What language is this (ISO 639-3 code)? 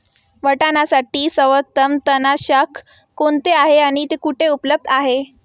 mar